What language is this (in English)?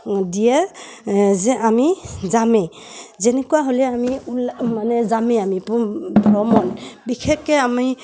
Assamese